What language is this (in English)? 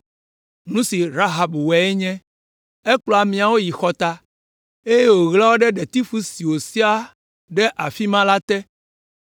Ewe